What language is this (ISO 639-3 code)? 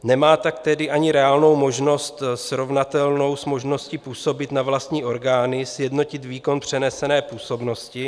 ces